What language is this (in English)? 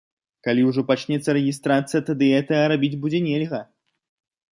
Belarusian